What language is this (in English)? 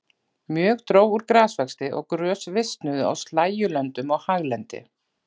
Icelandic